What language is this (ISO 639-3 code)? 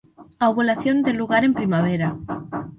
glg